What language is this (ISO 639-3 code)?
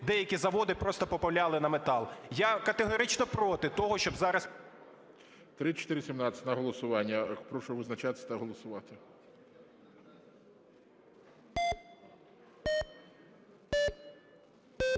ukr